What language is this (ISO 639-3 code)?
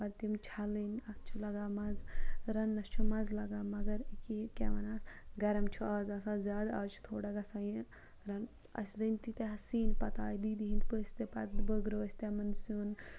kas